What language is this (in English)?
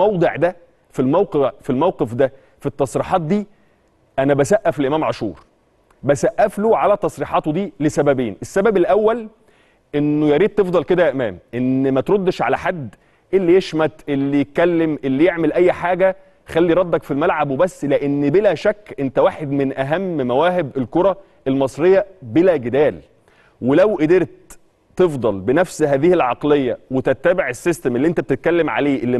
Arabic